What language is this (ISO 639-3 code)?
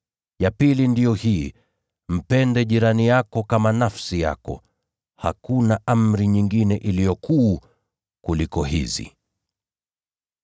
swa